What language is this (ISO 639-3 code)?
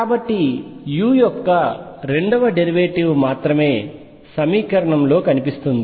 tel